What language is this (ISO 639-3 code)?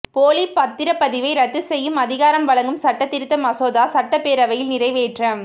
tam